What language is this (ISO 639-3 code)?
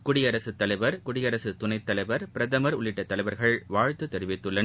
tam